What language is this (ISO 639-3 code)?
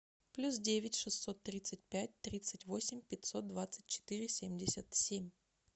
rus